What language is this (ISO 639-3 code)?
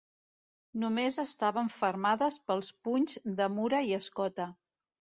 cat